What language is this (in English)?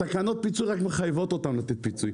Hebrew